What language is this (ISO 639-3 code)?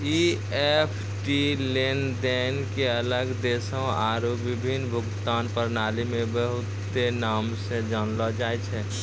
mai